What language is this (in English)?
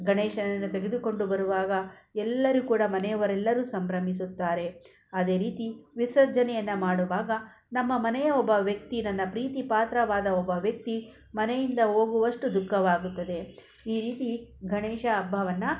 Kannada